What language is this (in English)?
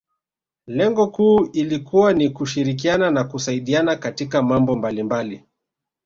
Swahili